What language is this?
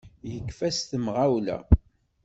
Kabyle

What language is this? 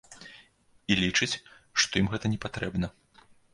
Belarusian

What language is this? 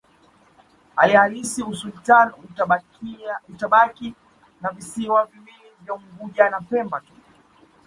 Swahili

